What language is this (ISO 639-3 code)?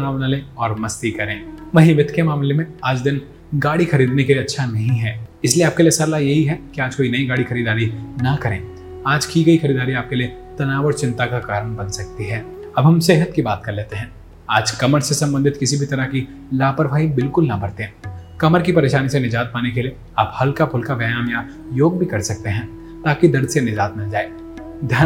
hin